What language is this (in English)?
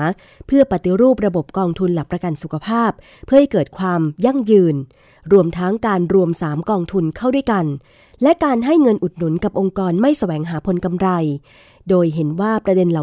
Thai